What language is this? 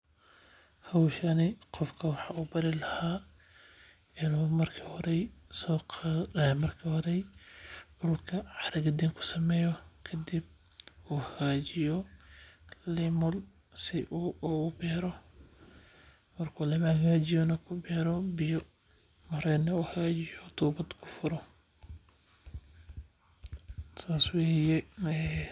Somali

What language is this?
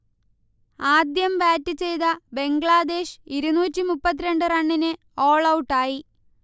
Malayalam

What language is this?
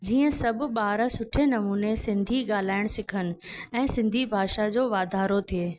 Sindhi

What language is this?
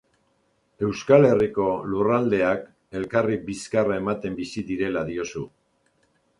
Basque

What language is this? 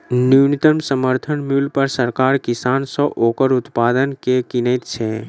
Maithili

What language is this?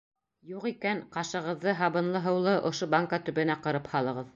Bashkir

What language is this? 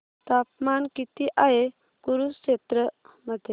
Marathi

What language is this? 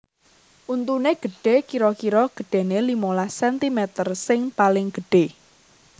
Javanese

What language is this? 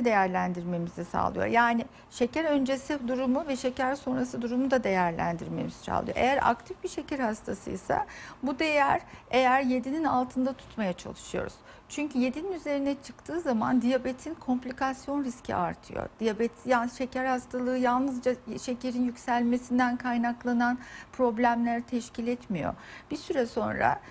Turkish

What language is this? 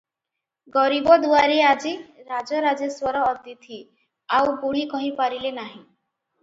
Odia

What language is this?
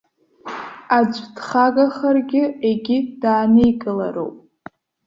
Abkhazian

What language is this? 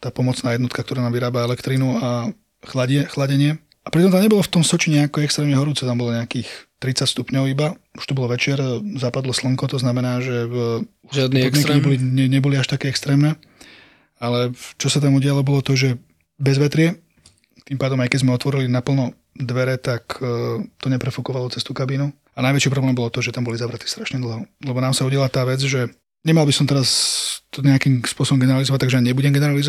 Slovak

